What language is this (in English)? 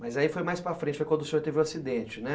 Portuguese